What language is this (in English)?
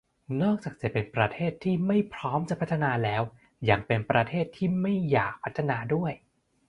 Thai